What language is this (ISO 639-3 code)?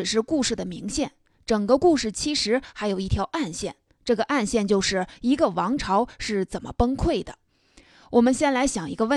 zho